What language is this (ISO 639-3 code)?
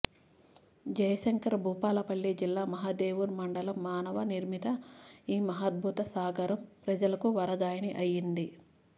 tel